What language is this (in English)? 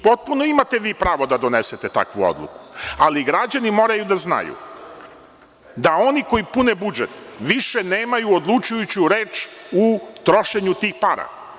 Serbian